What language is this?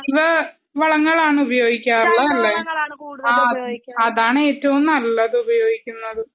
Malayalam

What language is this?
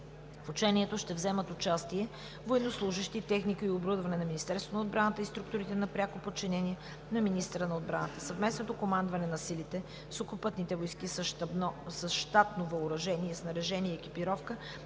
Bulgarian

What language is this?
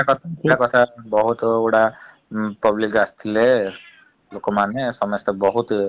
Odia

